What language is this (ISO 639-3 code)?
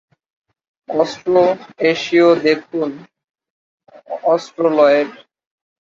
ben